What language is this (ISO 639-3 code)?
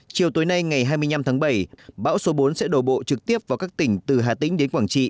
vie